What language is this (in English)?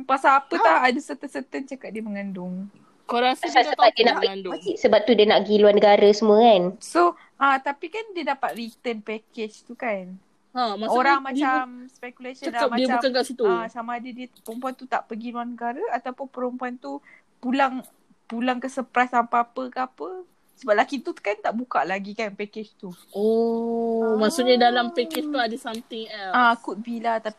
Malay